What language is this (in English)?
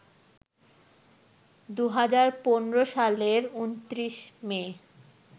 Bangla